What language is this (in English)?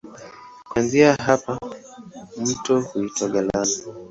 Swahili